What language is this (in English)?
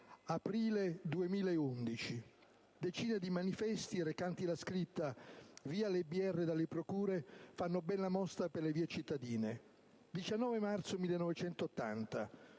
Italian